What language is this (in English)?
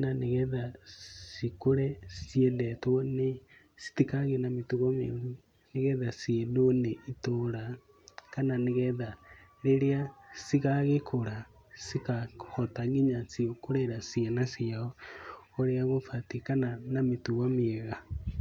Kikuyu